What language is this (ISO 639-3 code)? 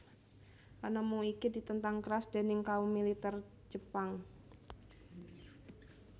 jav